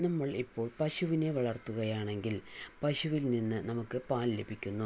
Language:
Malayalam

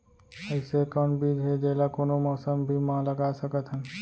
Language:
Chhattisgarhi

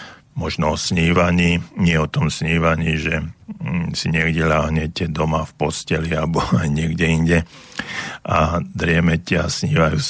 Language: Slovak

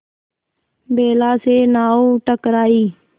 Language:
Hindi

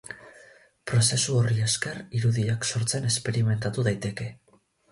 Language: Basque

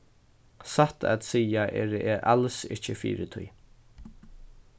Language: Faroese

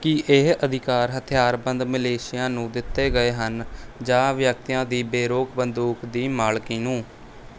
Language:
Punjabi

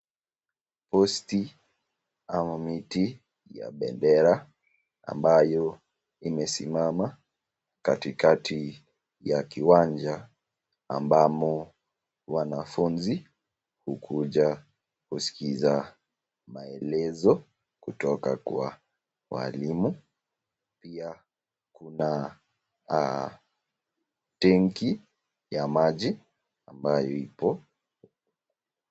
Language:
Swahili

